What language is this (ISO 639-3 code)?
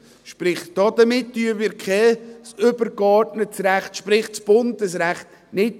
gsw